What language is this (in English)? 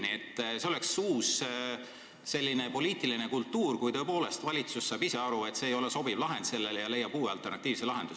Estonian